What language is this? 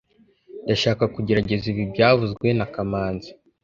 Kinyarwanda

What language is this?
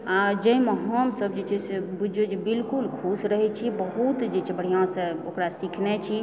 Maithili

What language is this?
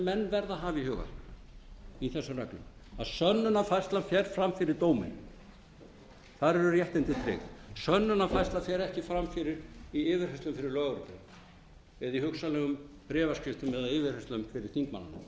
Icelandic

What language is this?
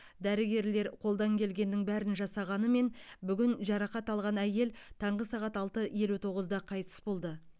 Kazakh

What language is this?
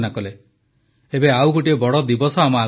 Odia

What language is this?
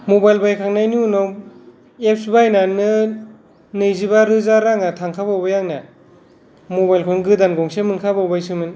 Bodo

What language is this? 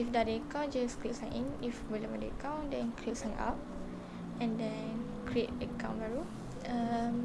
Malay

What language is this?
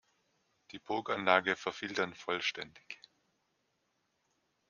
German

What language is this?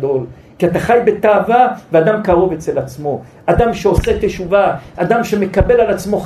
Hebrew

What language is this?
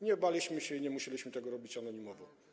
Polish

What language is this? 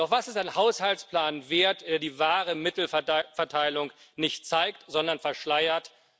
German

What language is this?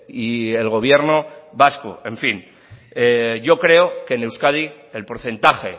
Spanish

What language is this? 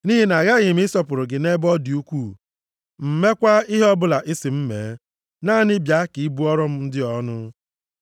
Igbo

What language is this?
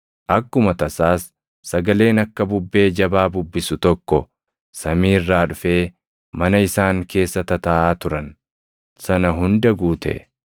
Oromo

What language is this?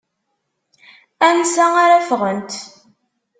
Kabyle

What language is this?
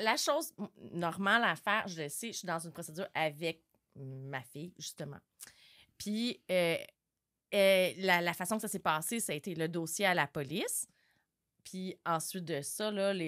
French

